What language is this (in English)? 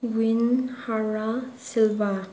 Manipuri